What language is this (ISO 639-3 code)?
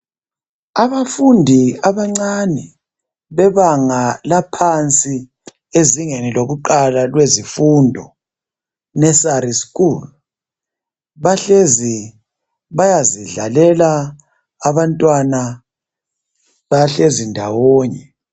nde